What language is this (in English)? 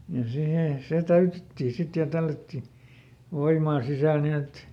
Finnish